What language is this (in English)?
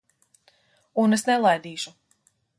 Latvian